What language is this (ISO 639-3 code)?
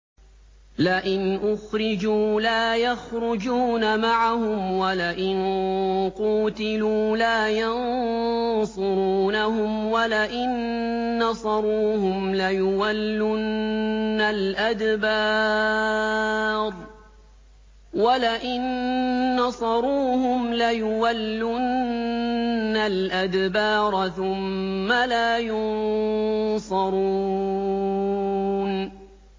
ara